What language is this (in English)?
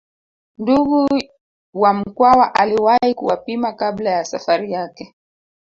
Swahili